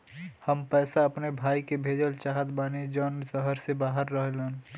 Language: Bhojpuri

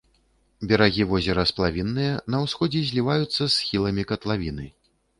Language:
Belarusian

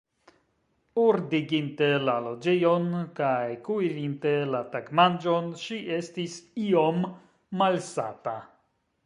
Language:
Esperanto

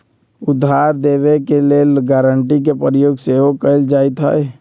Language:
Magahi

